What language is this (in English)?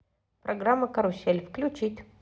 Russian